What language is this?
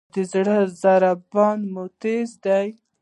Pashto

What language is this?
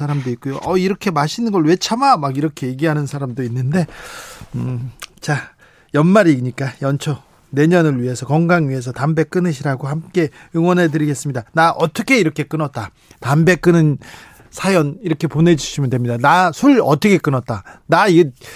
Korean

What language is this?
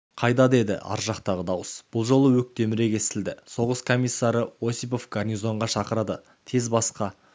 Kazakh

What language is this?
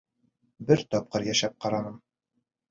Bashkir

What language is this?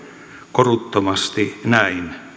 Finnish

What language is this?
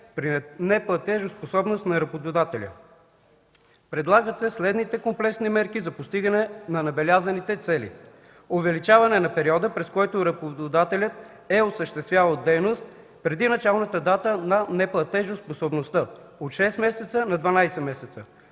Bulgarian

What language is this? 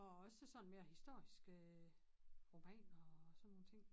Danish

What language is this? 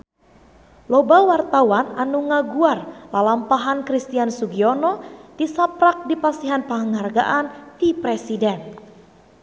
Sundanese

